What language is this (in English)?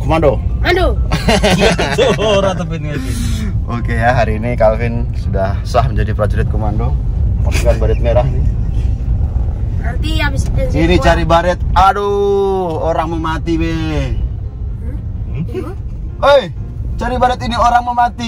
Indonesian